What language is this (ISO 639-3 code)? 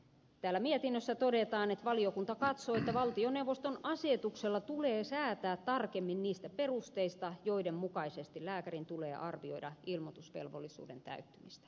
fin